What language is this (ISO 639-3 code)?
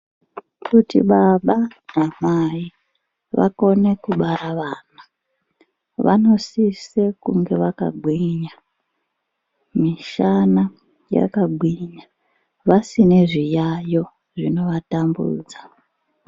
ndc